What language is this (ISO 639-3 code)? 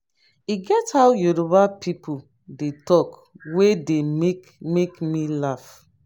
pcm